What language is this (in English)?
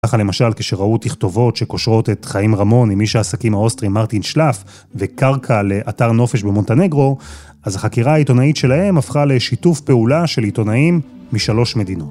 Hebrew